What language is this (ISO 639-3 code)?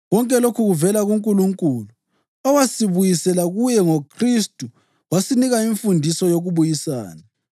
nde